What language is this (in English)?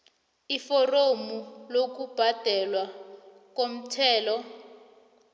South Ndebele